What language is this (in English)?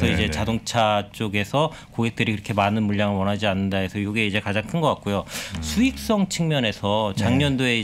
Korean